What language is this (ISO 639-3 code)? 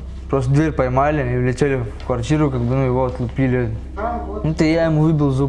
rus